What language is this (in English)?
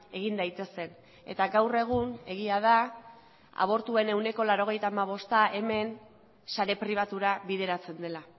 Basque